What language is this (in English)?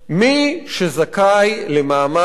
Hebrew